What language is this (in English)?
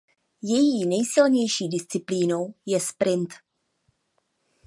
Czech